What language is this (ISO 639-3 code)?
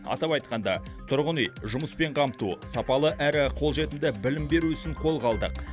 kaz